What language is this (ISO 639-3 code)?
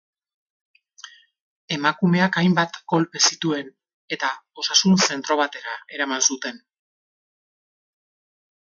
eus